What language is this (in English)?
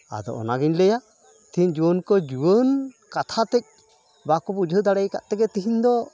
Santali